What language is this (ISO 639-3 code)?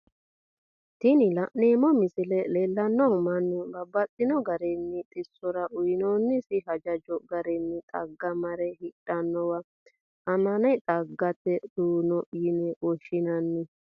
sid